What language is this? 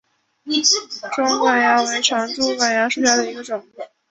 Chinese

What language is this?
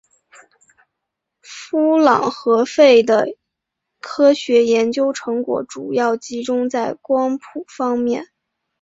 Chinese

